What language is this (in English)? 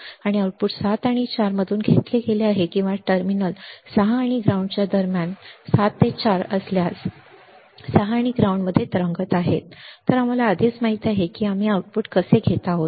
Marathi